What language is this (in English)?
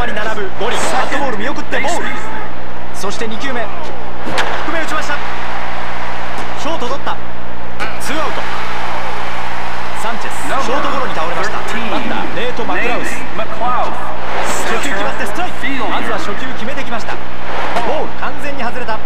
Japanese